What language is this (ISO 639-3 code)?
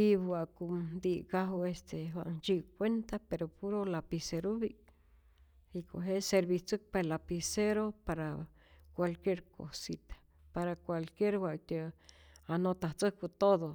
zor